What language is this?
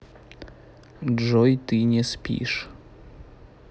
Russian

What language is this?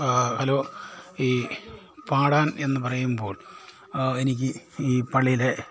Malayalam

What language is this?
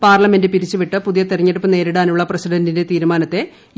Malayalam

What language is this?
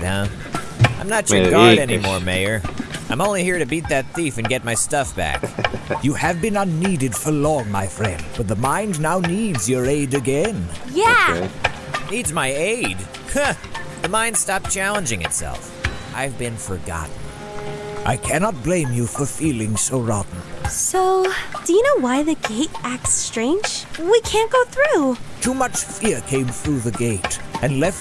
Portuguese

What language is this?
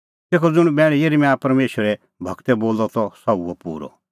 Kullu Pahari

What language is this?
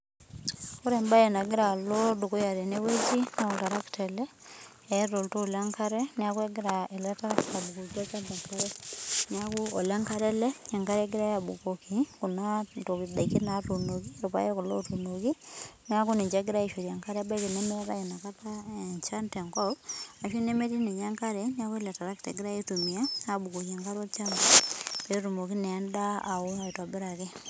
Masai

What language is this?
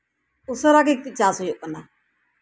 Santali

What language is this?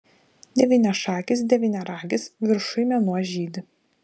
Lithuanian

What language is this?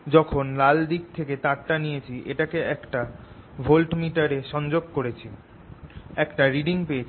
Bangla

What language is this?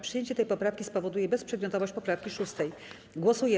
Polish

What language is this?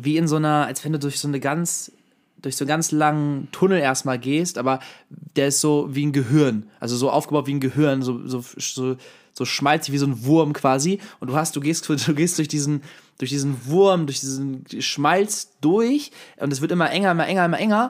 German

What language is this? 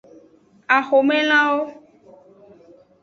Aja (Benin)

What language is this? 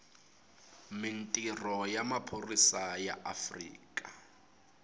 Tsonga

